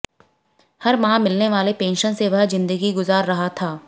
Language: Hindi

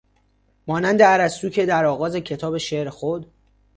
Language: Persian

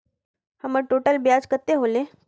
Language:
Magahi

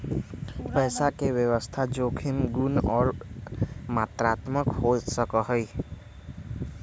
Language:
Magahi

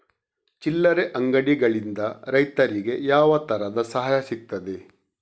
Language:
Kannada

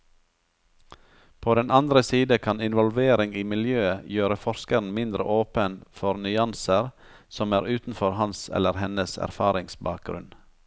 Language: Norwegian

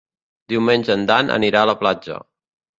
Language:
Catalan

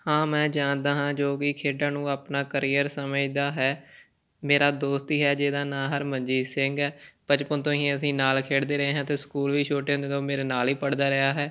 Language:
Punjabi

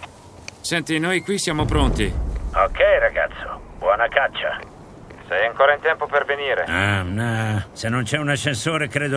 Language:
Italian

